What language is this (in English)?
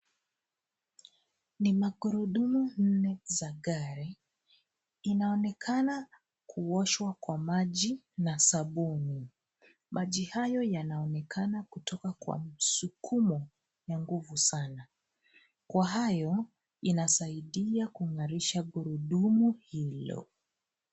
Swahili